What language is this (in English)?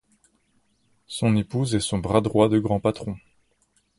French